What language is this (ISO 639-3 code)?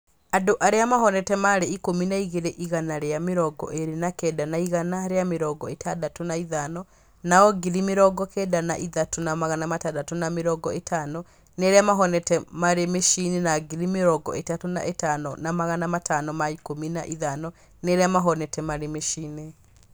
kik